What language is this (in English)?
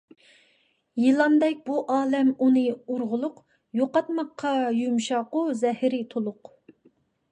Uyghur